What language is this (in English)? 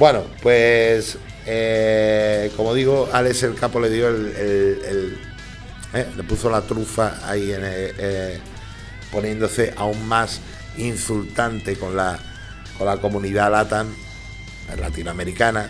Spanish